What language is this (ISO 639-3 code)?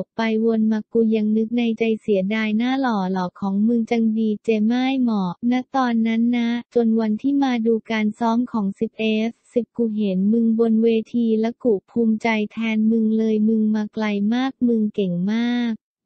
tha